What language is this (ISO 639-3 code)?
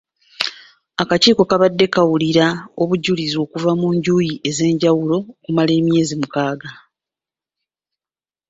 lug